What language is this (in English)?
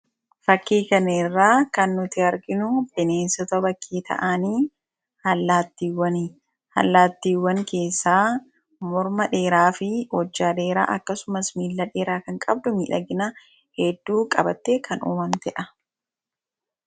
Oromo